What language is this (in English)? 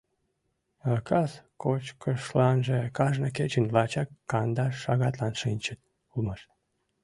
Mari